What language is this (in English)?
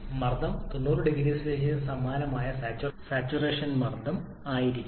Malayalam